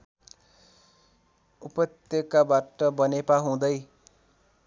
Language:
Nepali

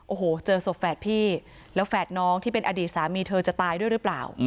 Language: Thai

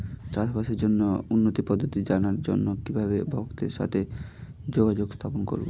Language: Bangla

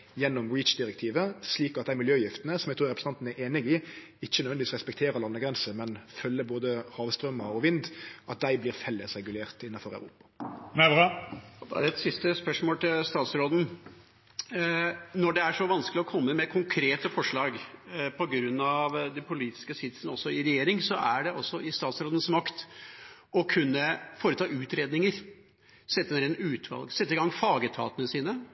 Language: Norwegian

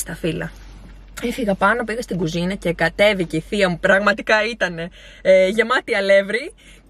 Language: Greek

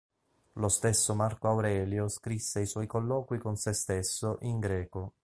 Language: Italian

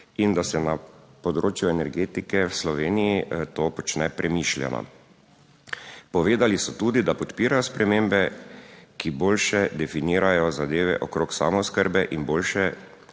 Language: Slovenian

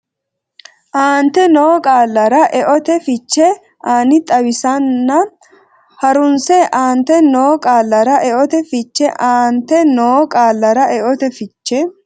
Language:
Sidamo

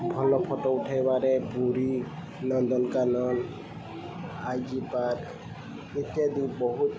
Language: Odia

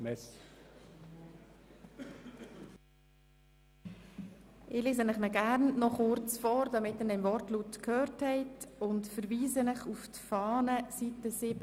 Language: Swiss German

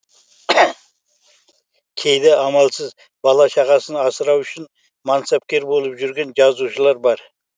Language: Kazakh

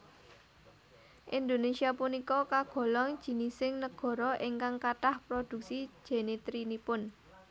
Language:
Javanese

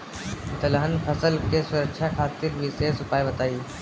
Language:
Bhojpuri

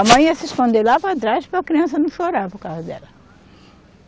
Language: Portuguese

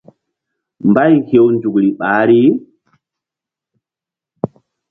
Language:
Mbum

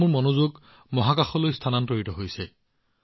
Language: Assamese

